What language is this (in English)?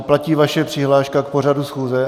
Czech